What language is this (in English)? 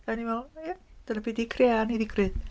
Welsh